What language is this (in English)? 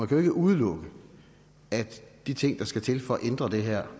Danish